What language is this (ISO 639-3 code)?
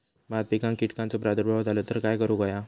mar